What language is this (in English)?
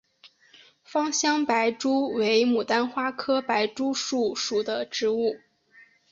Chinese